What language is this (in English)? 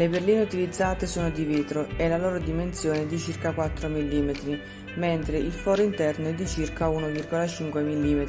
Italian